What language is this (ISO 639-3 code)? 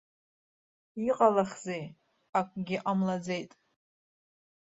abk